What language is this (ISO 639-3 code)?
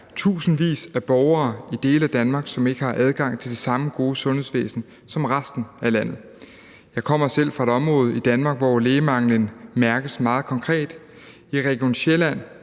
dan